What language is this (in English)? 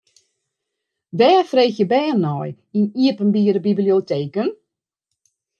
Western Frisian